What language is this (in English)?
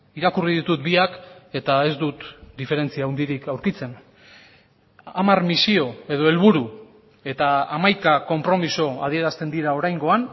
Basque